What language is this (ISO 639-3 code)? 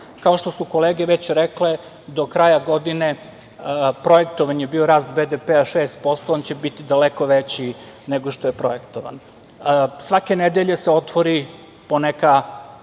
srp